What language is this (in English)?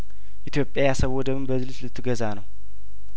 Amharic